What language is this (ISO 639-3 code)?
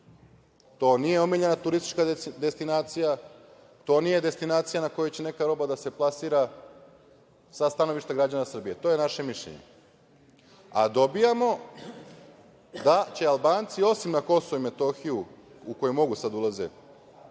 srp